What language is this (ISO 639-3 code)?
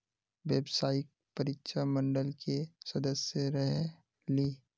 mag